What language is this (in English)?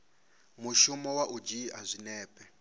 Venda